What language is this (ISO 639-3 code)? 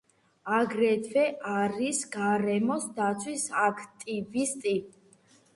kat